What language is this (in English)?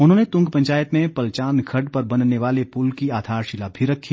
Hindi